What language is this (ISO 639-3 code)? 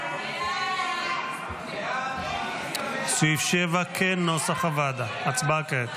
heb